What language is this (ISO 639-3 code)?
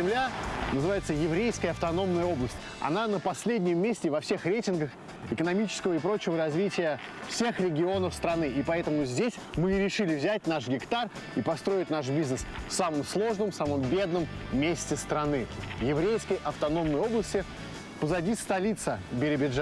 rus